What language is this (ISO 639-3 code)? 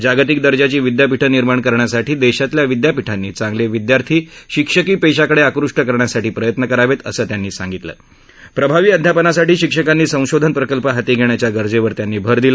mar